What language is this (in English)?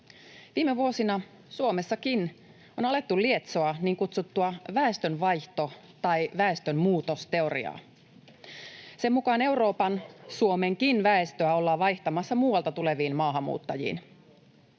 Finnish